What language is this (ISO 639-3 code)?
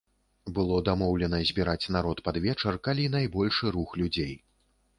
bel